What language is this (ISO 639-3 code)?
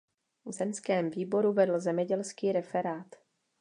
ces